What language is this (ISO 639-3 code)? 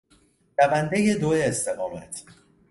fas